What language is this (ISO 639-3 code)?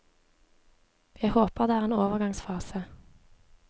nor